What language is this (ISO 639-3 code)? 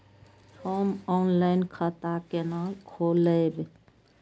mai